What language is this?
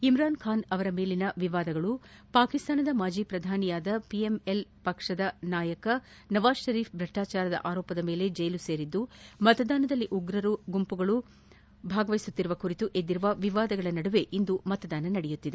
Kannada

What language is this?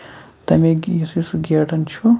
Kashmiri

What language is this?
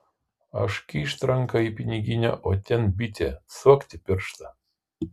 Lithuanian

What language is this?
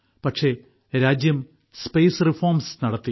Malayalam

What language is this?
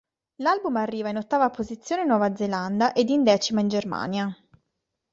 Italian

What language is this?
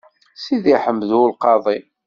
Kabyle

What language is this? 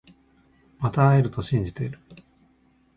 Japanese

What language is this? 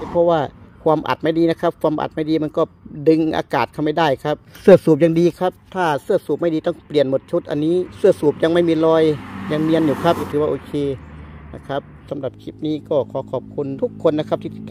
Thai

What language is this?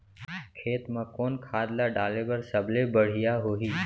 Chhattisgarhi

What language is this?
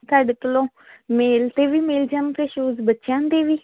Punjabi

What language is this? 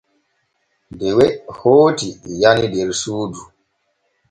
Borgu Fulfulde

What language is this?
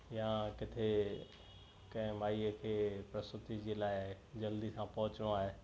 Sindhi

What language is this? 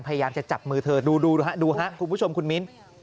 Thai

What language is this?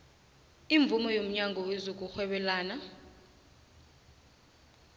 South Ndebele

